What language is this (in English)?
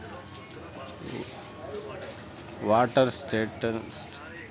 Telugu